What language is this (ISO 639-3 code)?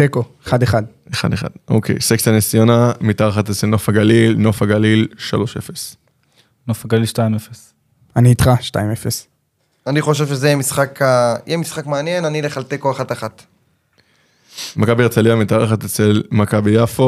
heb